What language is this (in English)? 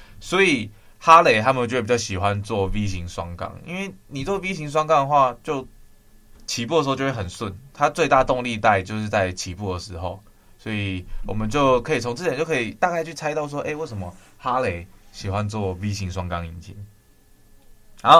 Chinese